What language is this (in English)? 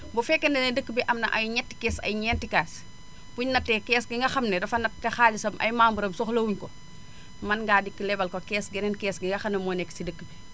Wolof